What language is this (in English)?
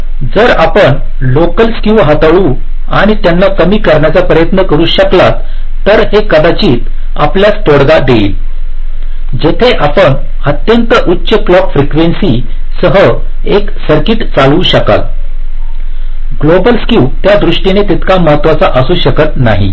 Marathi